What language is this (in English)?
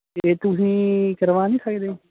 Punjabi